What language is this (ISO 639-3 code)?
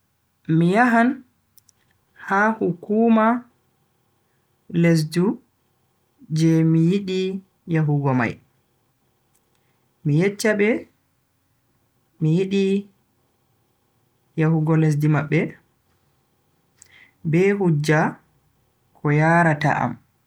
fui